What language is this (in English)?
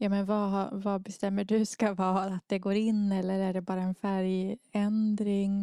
Swedish